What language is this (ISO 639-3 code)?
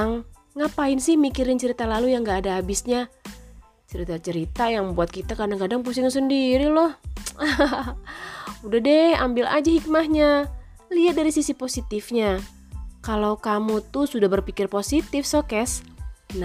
ind